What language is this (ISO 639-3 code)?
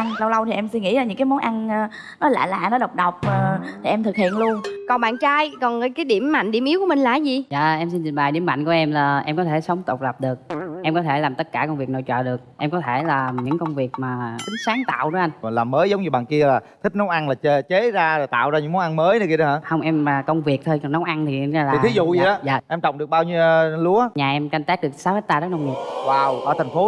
vie